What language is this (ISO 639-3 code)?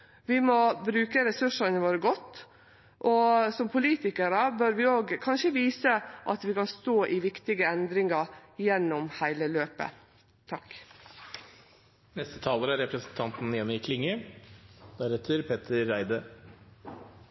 nno